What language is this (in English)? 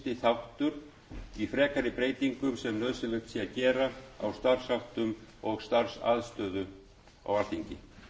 Icelandic